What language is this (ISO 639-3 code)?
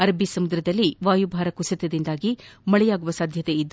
kan